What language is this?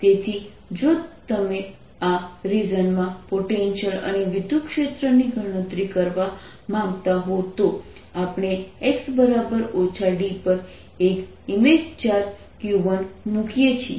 Gujarati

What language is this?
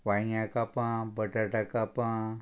Konkani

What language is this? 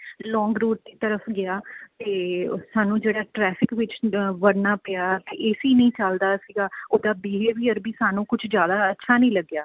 Punjabi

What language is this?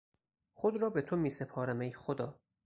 Persian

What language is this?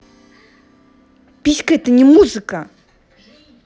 Russian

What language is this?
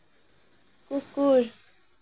Assamese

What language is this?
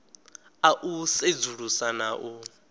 Venda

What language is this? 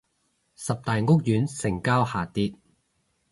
Cantonese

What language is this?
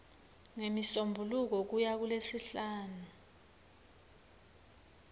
Swati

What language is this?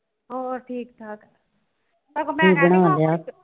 Punjabi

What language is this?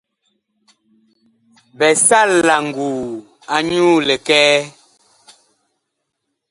Bakoko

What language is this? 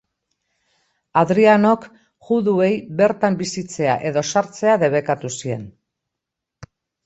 Basque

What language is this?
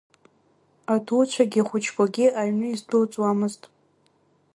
Abkhazian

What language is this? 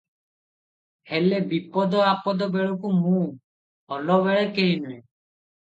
Odia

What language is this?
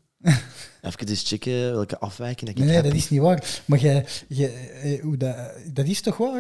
Dutch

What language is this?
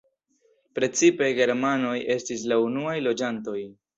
Esperanto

